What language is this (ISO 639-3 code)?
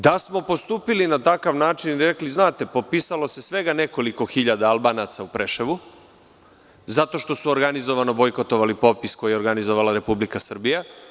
srp